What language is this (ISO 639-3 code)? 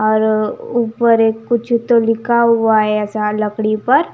hin